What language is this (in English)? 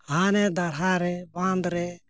Santali